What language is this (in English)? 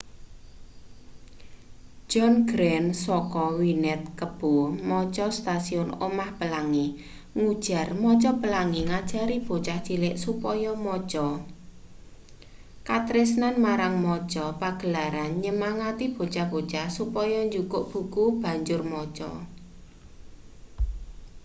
Javanese